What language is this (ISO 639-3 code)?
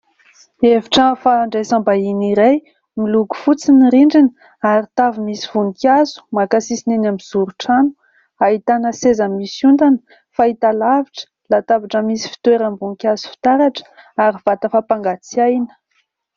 mlg